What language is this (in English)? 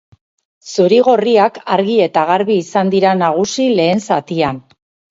Basque